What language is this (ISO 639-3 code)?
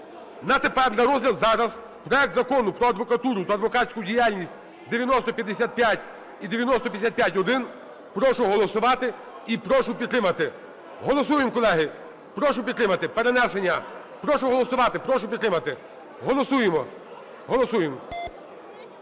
ukr